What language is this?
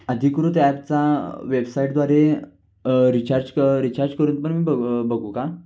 Marathi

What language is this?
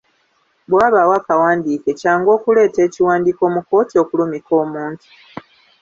Ganda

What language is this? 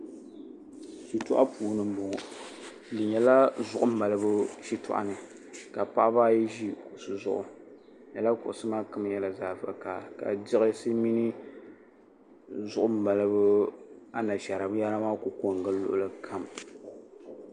Dagbani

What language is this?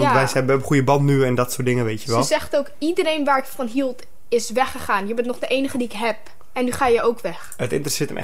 Dutch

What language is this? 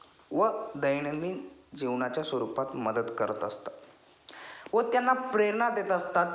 Marathi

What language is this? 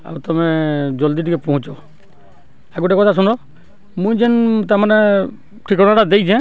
Odia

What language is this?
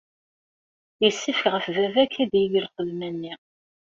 Kabyle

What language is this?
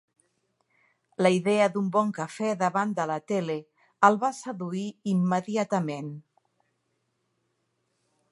Catalan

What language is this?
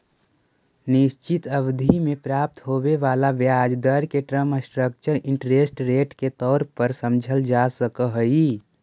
Magahi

